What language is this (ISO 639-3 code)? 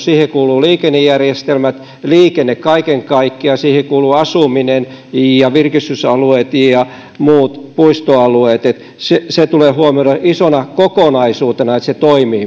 fin